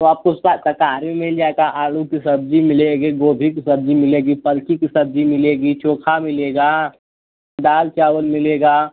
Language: Hindi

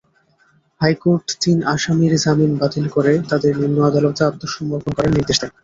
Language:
Bangla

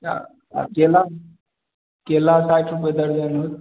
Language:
Maithili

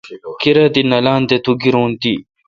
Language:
Kalkoti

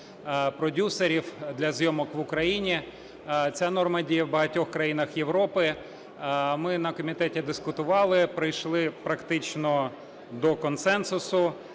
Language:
Ukrainian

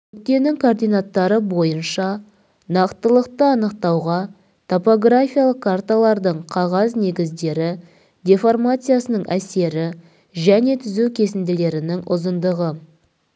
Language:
Kazakh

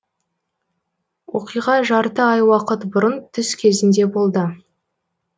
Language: Kazakh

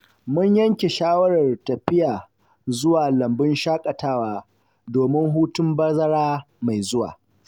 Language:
Hausa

